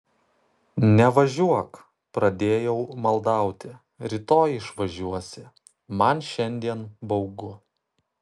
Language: Lithuanian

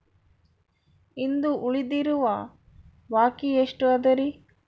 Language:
Kannada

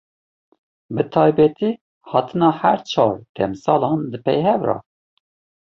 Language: Kurdish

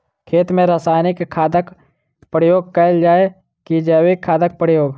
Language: Maithili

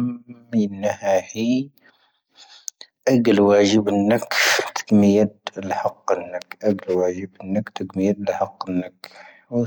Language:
Tahaggart Tamahaq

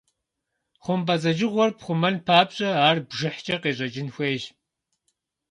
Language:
Kabardian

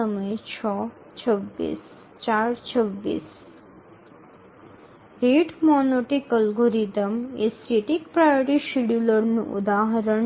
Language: Bangla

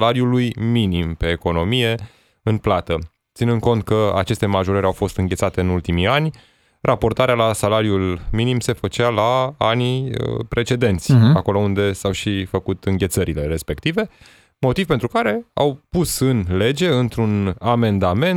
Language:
Romanian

